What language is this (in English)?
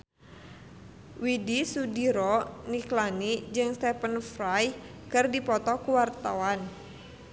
Sundanese